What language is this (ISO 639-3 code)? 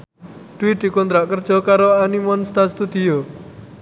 jav